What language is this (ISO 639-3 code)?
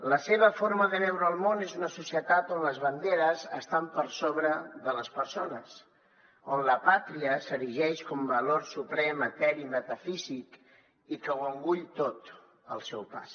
cat